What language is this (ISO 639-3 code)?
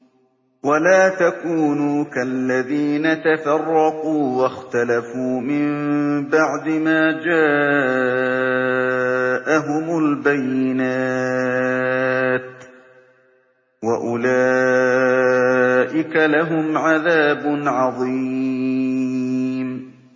ara